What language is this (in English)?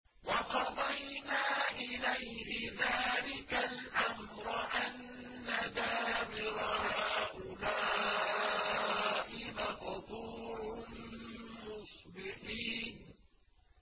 Arabic